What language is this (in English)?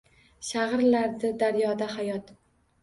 Uzbek